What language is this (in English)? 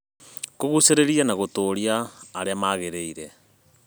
Kikuyu